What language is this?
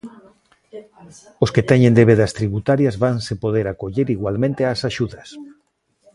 Galician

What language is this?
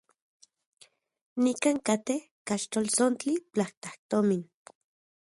Central Puebla Nahuatl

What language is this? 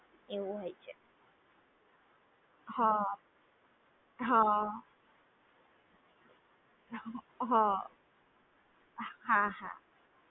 Gujarati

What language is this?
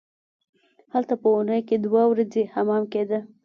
Pashto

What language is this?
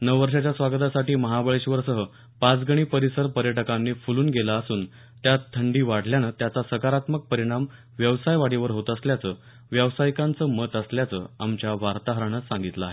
Marathi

